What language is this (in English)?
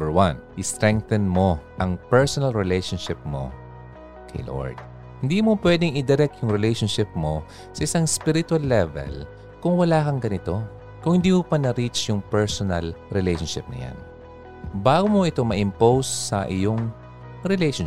Filipino